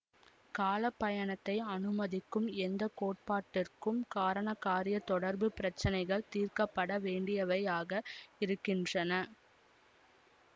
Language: Tamil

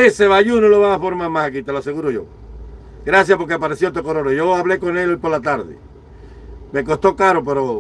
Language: Spanish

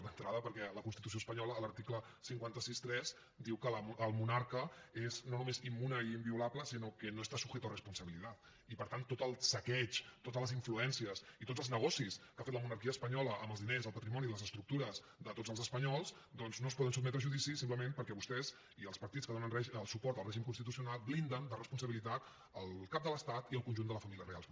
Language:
Catalan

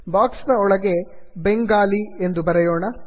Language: Kannada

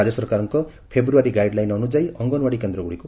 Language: Odia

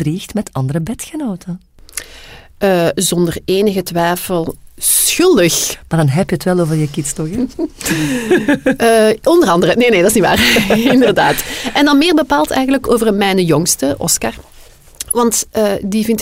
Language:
Dutch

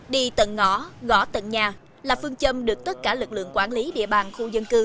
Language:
Vietnamese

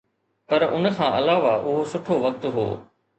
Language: Sindhi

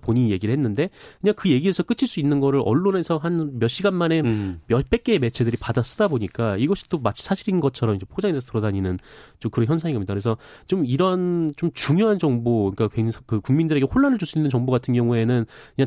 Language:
Korean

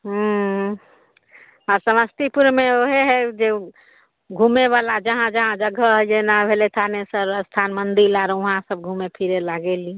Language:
Maithili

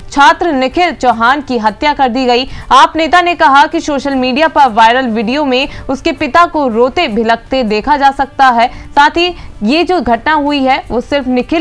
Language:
Hindi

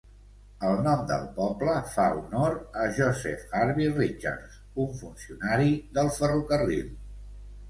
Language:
Catalan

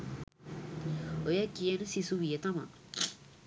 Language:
Sinhala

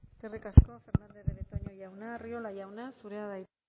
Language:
Basque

